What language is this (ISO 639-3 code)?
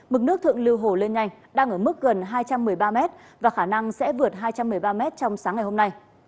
vie